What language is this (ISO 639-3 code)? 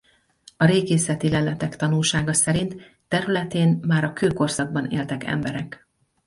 hun